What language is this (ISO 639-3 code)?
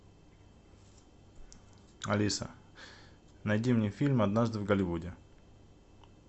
rus